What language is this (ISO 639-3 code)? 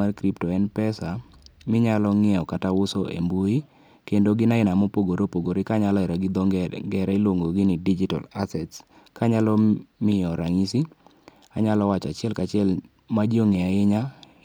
luo